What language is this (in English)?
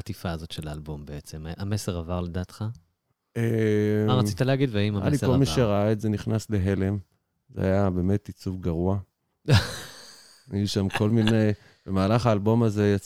Hebrew